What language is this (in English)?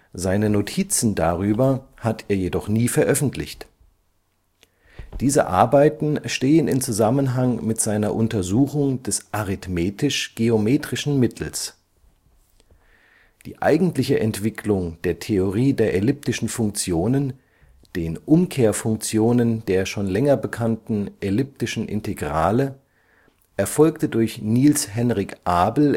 German